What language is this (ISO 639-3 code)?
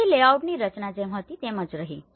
guj